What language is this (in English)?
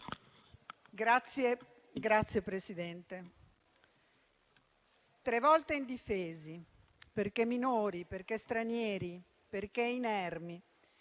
Italian